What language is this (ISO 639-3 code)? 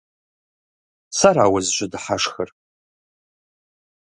kbd